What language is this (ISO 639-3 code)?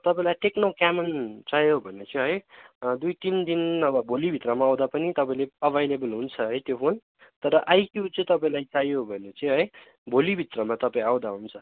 nep